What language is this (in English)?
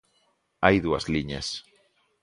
Galician